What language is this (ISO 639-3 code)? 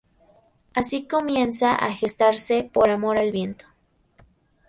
spa